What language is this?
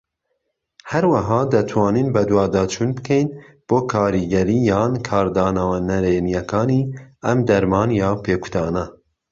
Central Kurdish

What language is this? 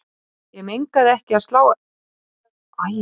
Icelandic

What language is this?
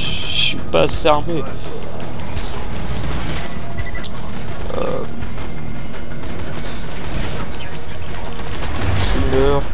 French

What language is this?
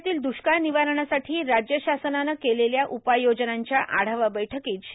Marathi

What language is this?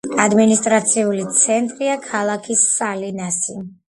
Georgian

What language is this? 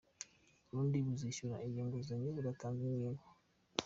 Kinyarwanda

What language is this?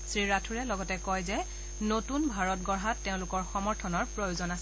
Assamese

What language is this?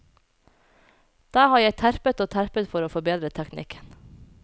Norwegian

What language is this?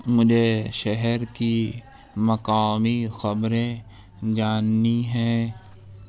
Urdu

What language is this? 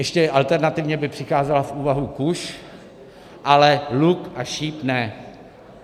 Czech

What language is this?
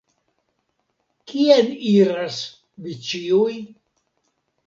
Esperanto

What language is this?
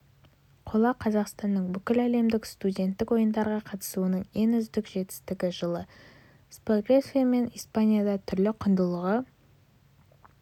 Kazakh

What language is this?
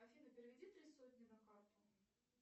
Russian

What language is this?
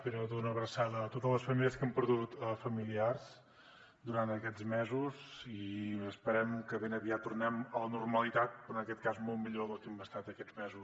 Catalan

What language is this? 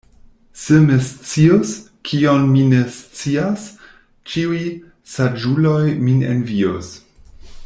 Esperanto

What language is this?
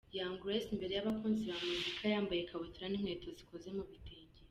Kinyarwanda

